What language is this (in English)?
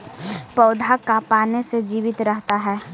Magahi